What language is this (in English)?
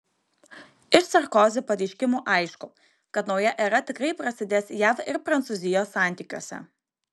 Lithuanian